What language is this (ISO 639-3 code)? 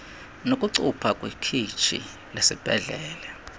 xho